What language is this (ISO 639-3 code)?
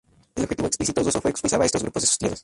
spa